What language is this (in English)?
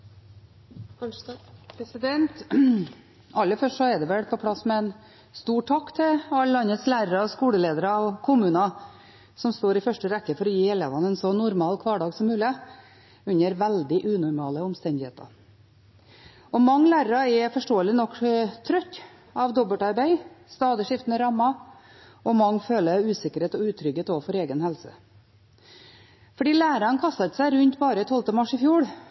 Norwegian Bokmål